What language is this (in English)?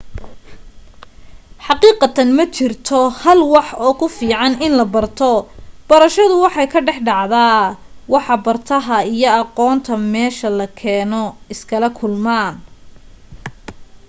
Somali